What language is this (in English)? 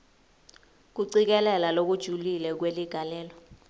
Swati